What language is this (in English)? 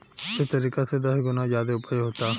Bhojpuri